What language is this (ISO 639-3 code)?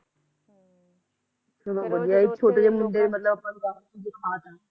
pan